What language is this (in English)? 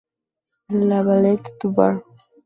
Spanish